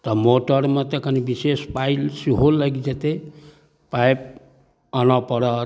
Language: Maithili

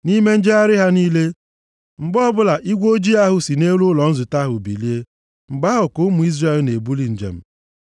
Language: Igbo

